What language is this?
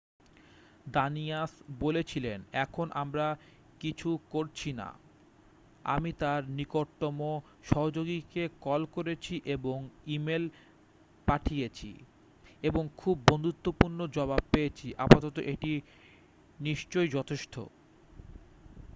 Bangla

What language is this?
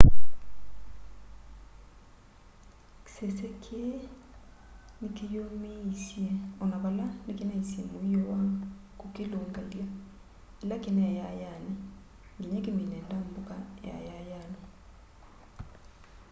Kamba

